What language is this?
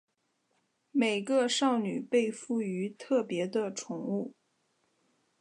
Chinese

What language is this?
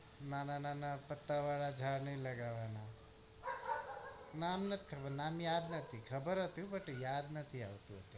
Gujarati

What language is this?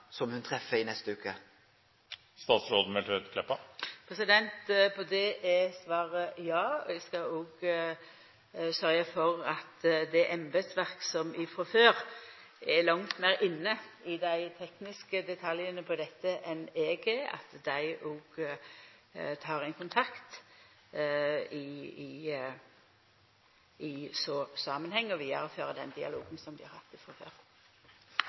Norwegian Nynorsk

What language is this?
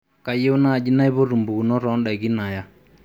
Masai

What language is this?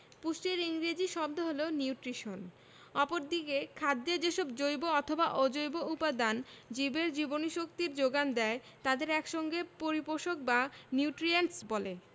Bangla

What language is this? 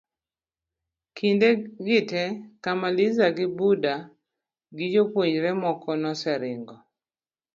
Luo (Kenya and Tanzania)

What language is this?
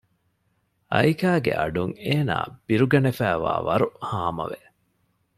Divehi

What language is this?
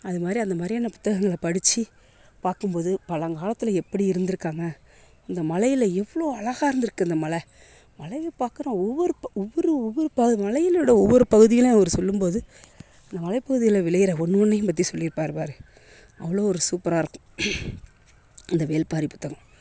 Tamil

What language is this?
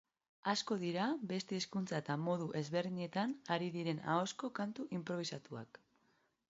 Basque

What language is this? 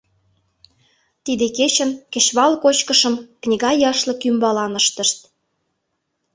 Mari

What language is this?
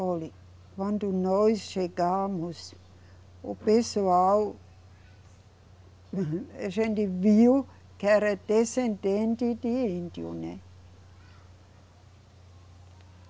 Portuguese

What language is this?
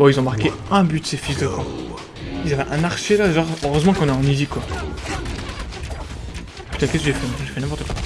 French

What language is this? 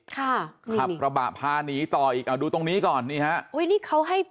Thai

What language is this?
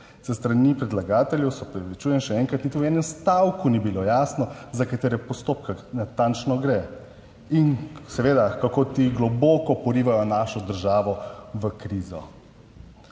Slovenian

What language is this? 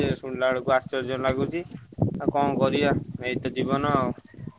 Odia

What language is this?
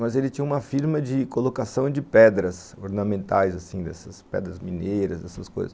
Portuguese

